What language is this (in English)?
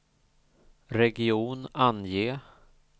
Swedish